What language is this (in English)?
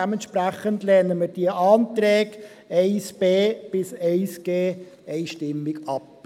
Swiss German